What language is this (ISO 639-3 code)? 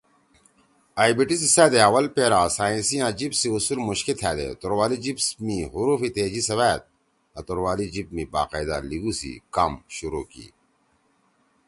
trw